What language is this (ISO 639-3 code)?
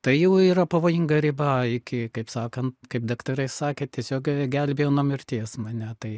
lit